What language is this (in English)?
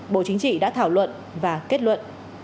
Vietnamese